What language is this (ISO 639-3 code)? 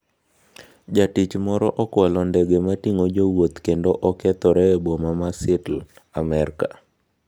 luo